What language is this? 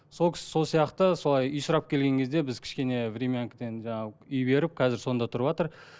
Kazakh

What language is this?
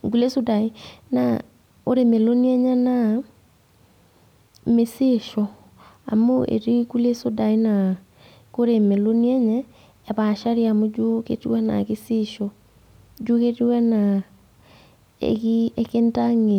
Masai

